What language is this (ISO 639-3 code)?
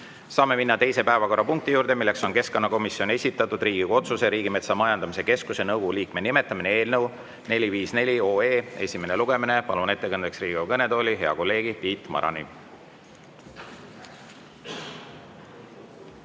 est